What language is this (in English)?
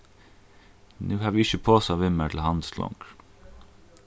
Faroese